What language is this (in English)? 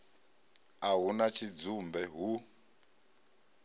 Venda